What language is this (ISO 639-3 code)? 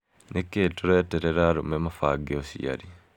kik